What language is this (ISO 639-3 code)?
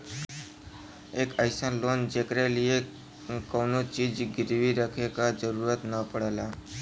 bho